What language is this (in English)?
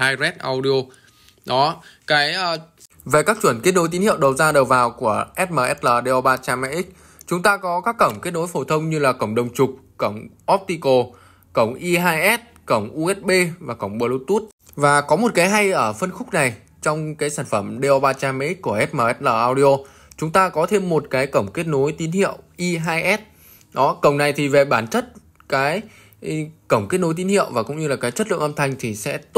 Vietnamese